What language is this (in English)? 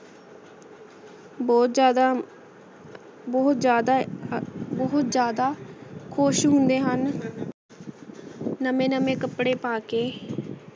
Punjabi